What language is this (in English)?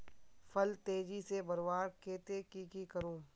Magahi